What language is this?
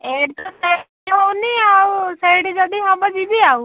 Odia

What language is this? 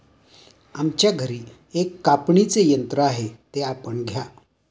Marathi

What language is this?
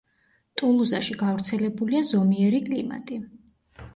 Georgian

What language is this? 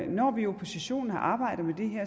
Danish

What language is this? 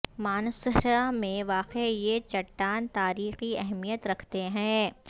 Urdu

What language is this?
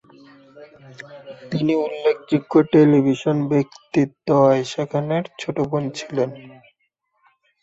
Bangla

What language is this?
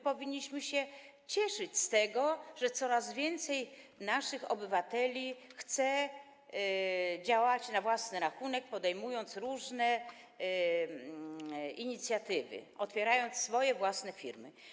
Polish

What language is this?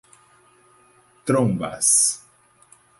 Portuguese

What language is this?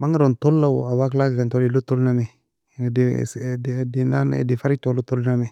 Nobiin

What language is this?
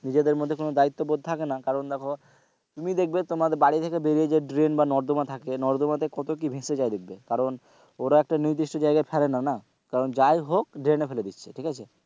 Bangla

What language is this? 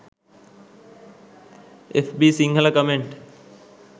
Sinhala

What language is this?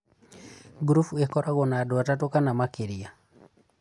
Kikuyu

